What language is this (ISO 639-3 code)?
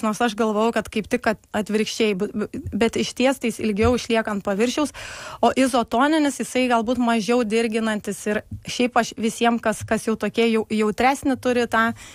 lit